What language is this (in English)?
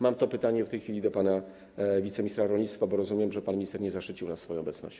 Polish